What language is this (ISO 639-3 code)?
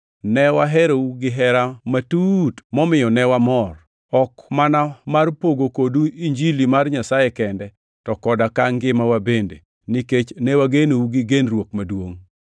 luo